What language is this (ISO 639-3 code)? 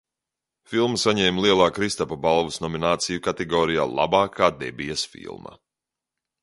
lav